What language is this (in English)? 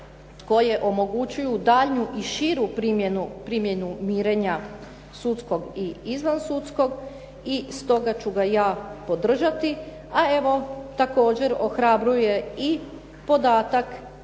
Croatian